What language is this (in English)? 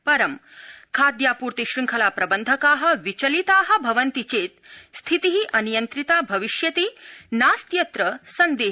Sanskrit